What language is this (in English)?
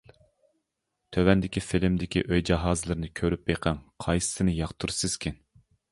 Uyghur